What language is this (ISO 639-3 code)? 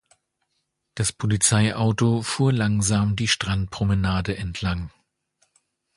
deu